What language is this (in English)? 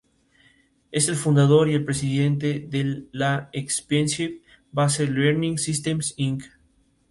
Spanish